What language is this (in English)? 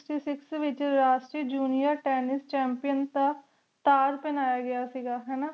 Punjabi